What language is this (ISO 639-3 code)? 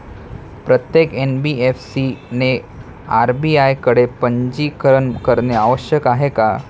mar